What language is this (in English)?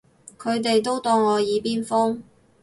Cantonese